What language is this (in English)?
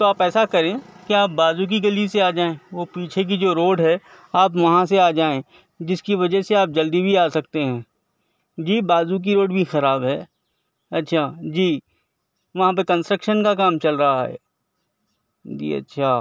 Urdu